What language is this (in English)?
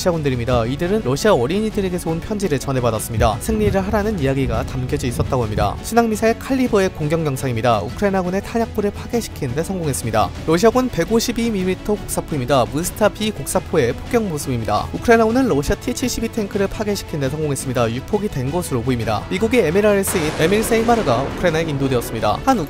Korean